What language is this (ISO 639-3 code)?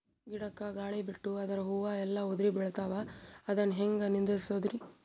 kan